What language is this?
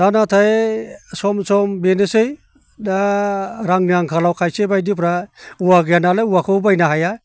Bodo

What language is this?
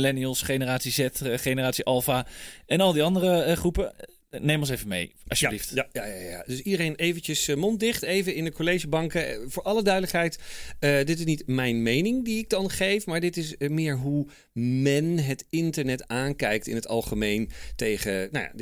Dutch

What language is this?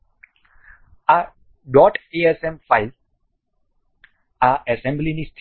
Gujarati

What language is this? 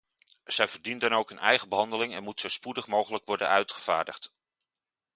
Dutch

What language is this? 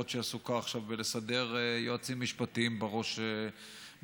Hebrew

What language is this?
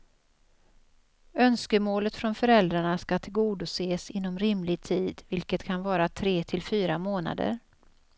Swedish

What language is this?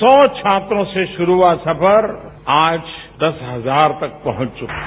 Hindi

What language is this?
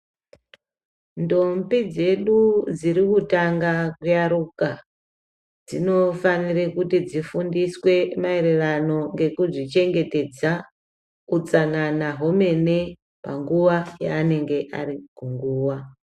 Ndau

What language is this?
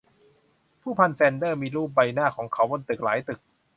Thai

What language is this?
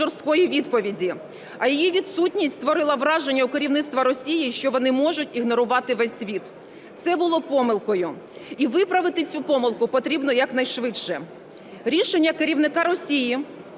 Ukrainian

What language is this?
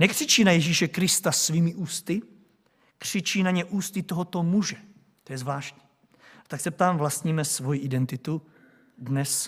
Czech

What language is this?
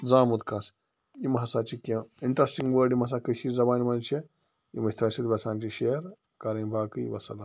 Kashmiri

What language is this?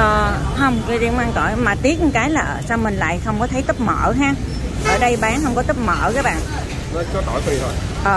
Vietnamese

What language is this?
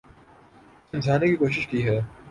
Urdu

